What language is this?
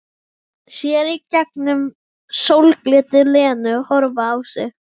Icelandic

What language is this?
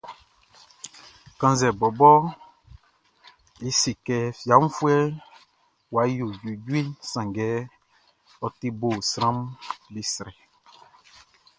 Baoulé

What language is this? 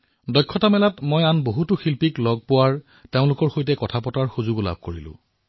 Assamese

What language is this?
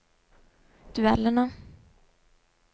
Norwegian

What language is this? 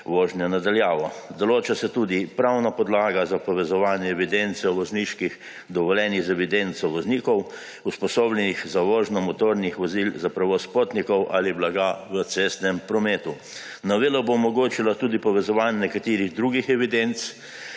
Slovenian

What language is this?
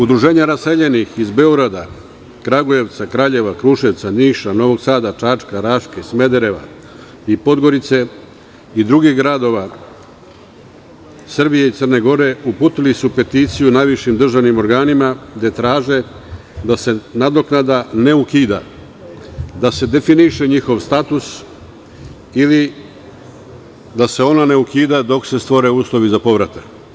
Serbian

